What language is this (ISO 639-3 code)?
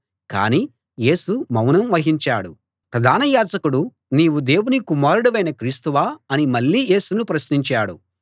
tel